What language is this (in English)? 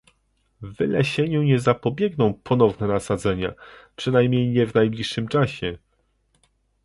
Polish